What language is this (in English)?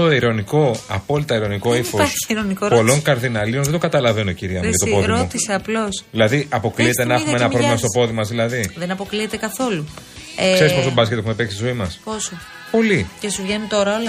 Greek